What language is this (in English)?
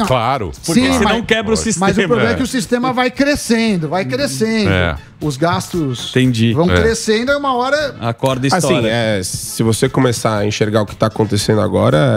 Portuguese